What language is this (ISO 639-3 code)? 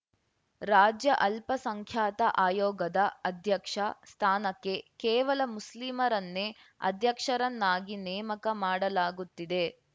kan